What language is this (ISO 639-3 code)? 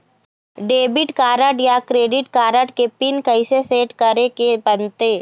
hne